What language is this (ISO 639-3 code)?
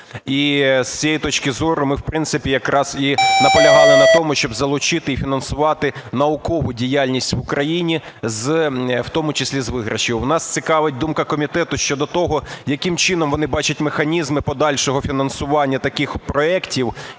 ukr